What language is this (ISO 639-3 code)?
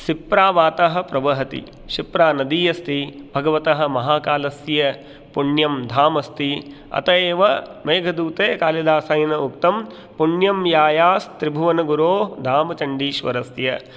san